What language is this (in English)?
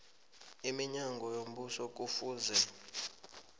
South Ndebele